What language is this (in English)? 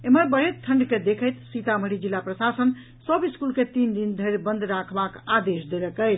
Maithili